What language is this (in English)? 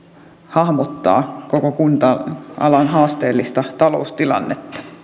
Finnish